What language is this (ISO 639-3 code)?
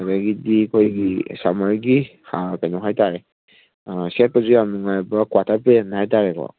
mni